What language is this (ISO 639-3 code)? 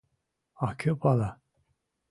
chm